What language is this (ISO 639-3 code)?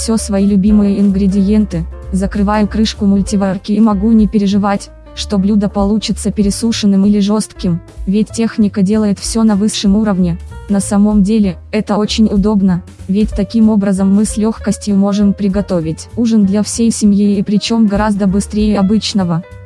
rus